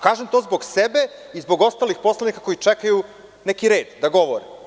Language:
Serbian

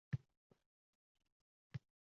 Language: Uzbek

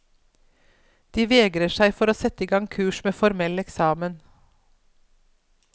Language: Norwegian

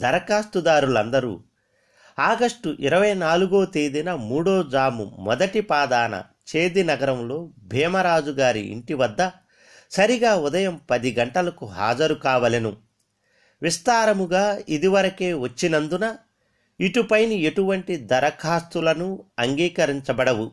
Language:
Telugu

